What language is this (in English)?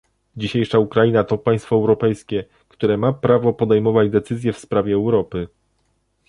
Polish